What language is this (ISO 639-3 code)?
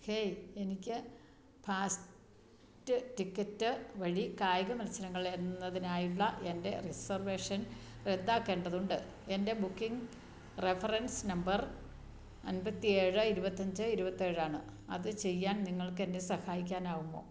mal